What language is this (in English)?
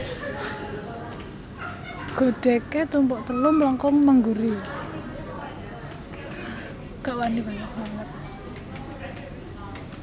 Javanese